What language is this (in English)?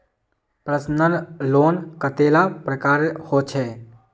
Magahi